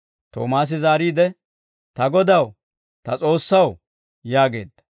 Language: Dawro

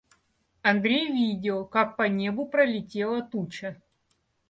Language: Russian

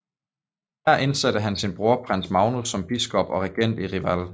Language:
Danish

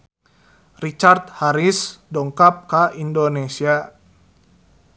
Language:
Sundanese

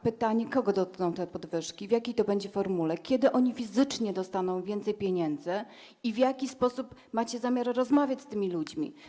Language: Polish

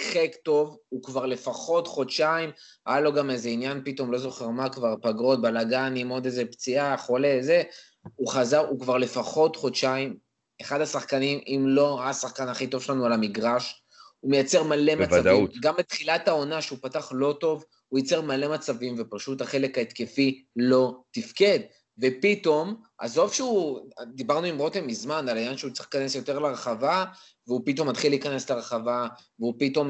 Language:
Hebrew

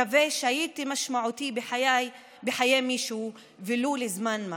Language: Hebrew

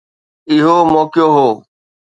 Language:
Sindhi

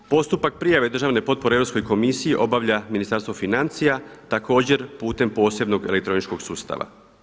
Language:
Croatian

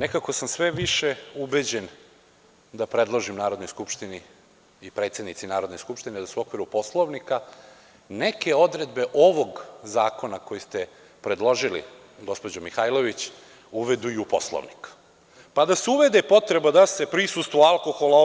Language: Serbian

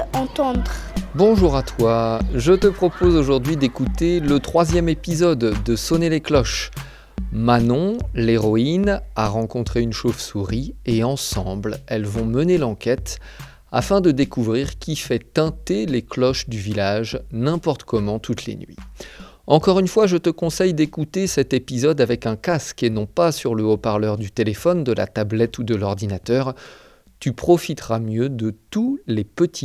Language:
French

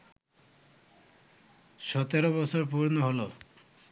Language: Bangla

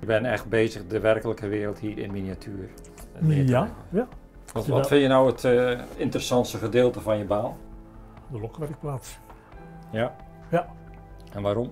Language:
Dutch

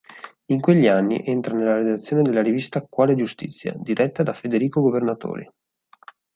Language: Italian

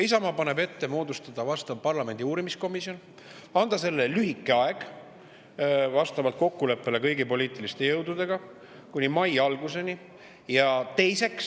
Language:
Estonian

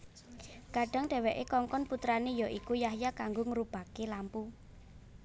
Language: Javanese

